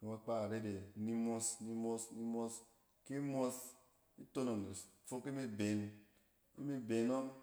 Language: Cen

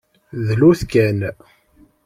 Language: Kabyle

